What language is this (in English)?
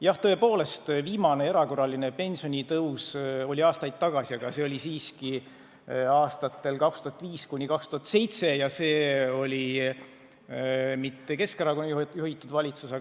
Estonian